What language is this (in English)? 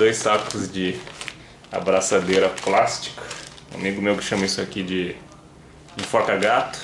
Portuguese